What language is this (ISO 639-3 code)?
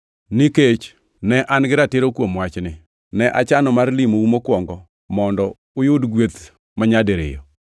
luo